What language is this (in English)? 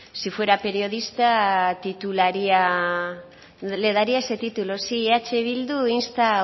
Spanish